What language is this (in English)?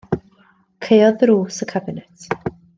Welsh